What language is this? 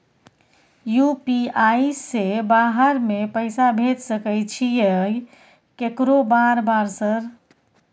Maithili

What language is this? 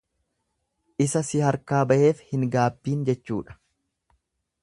Oromo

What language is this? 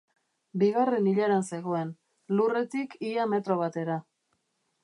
Basque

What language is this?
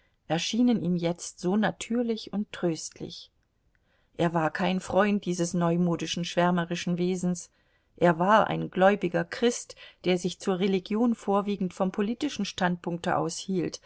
German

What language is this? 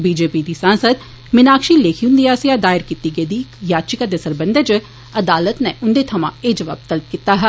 Dogri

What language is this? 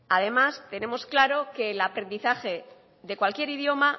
Spanish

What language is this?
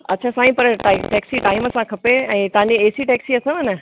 Sindhi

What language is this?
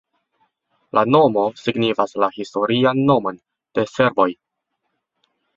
Esperanto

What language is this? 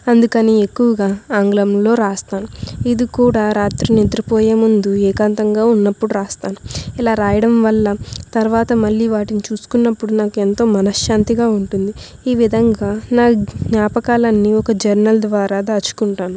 Telugu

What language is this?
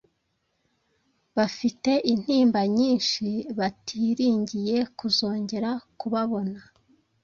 Kinyarwanda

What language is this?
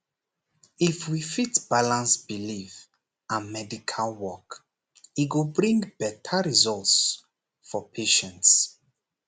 Nigerian Pidgin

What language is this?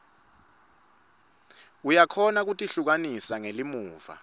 Swati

